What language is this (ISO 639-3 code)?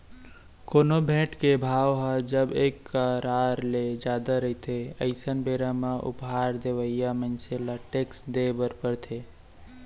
hne